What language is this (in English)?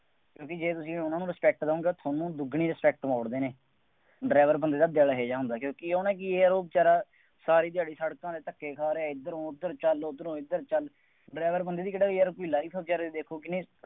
Punjabi